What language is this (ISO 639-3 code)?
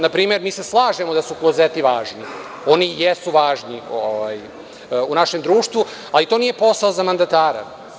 srp